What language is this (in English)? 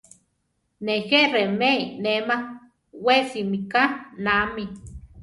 Central Tarahumara